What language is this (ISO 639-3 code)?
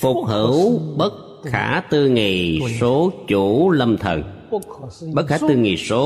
vie